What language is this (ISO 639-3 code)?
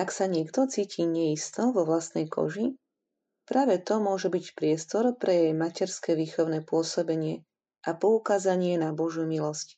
slk